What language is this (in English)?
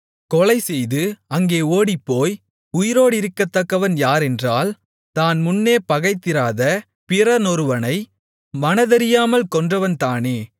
Tamil